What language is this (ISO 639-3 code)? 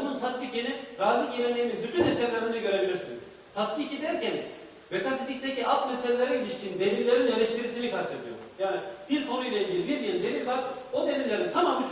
tur